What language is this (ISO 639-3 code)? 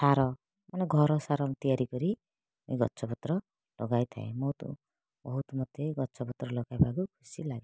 ori